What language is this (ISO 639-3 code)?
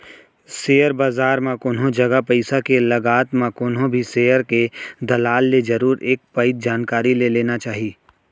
hne